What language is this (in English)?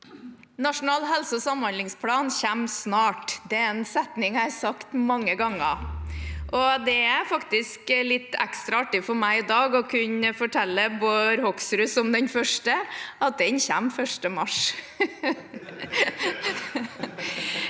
Norwegian